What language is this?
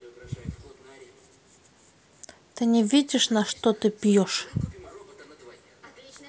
Russian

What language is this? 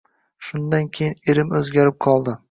Uzbek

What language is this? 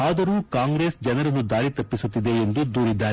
Kannada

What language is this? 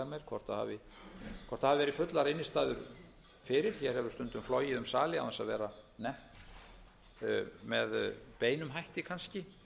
Icelandic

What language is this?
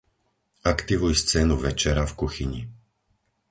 Slovak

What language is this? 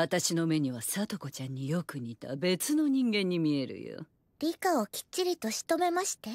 Japanese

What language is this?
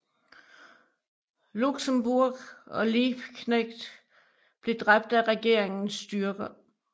Danish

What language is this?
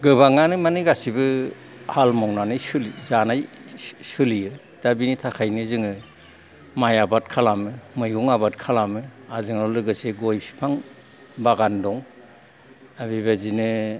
Bodo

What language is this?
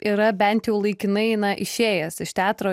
Lithuanian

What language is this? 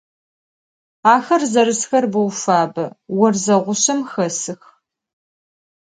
Adyghe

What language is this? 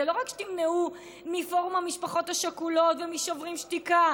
Hebrew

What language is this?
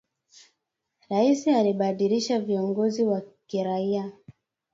Swahili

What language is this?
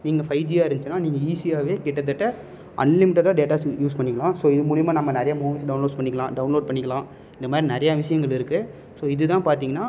Tamil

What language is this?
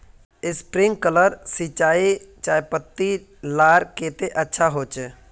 Magahi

